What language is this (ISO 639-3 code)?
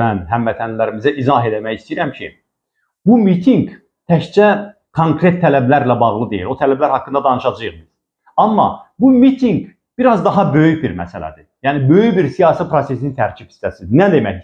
tur